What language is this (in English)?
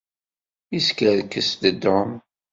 Kabyle